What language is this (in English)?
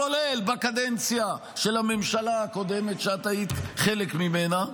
Hebrew